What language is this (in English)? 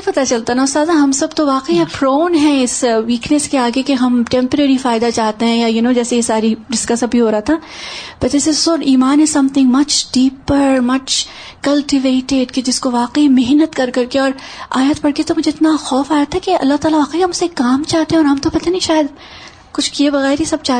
Urdu